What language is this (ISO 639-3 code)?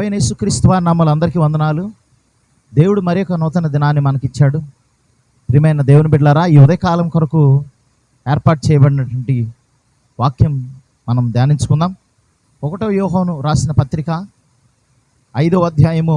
tel